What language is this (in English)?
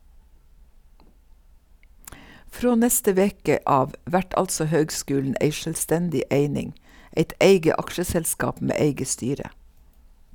Norwegian